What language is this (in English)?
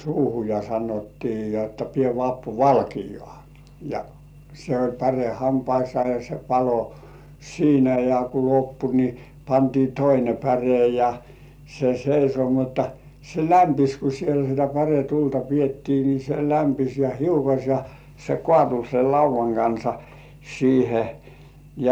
Finnish